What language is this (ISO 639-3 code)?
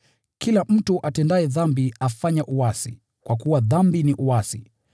swa